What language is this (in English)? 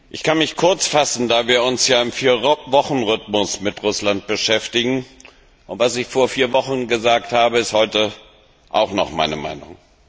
German